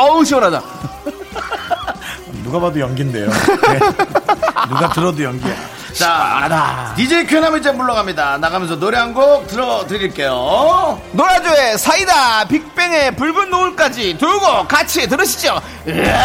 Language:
Korean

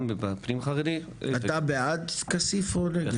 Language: Hebrew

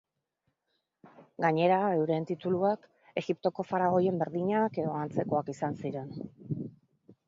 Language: Basque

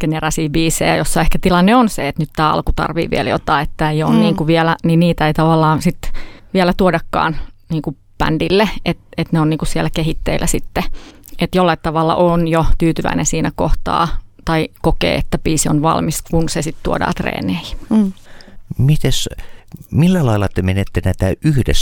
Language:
Finnish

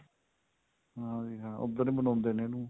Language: Punjabi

